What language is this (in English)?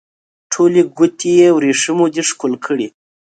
Pashto